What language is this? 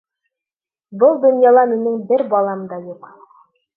Bashkir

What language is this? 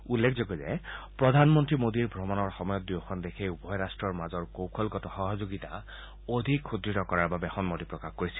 Assamese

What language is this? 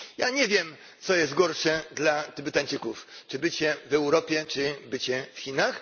Polish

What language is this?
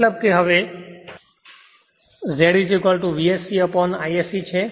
Gujarati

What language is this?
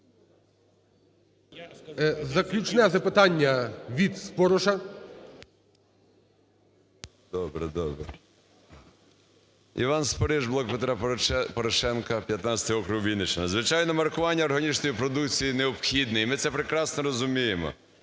Ukrainian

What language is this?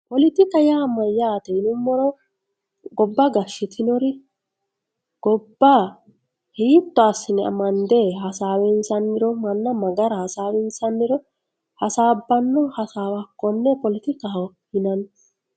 Sidamo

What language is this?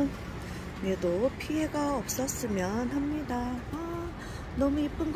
Korean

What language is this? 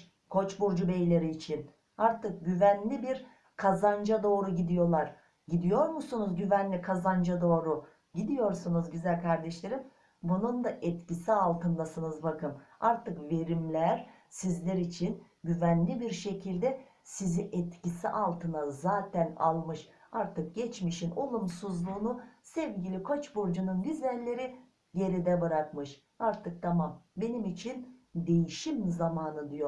Turkish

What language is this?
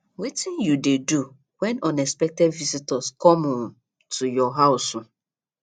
Nigerian Pidgin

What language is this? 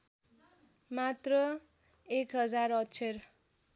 Nepali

